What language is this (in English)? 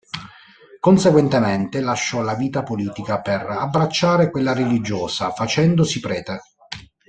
Italian